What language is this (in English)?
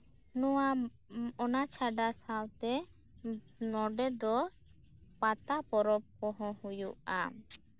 Santali